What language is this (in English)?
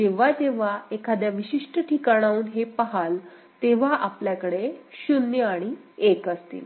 Marathi